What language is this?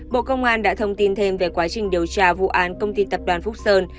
Vietnamese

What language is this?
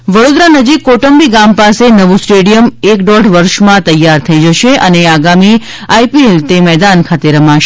Gujarati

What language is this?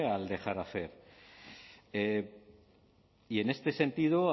Spanish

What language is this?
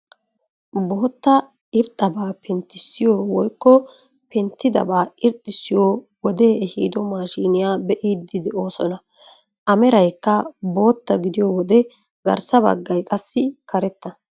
Wolaytta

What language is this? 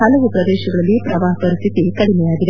Kannada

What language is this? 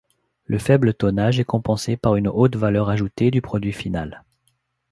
French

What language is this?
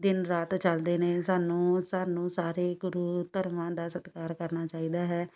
Punjabi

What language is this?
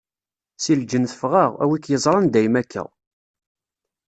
Kabyle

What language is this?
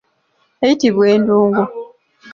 Ganda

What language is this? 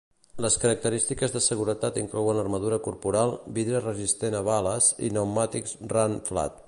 Catalan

